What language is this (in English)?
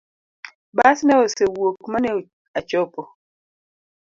Luo (Kenya and Tanzania)